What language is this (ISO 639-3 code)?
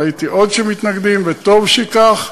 heb